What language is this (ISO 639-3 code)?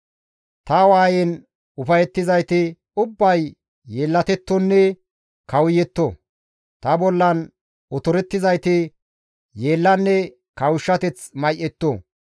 gmv